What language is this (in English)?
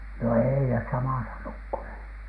Finnish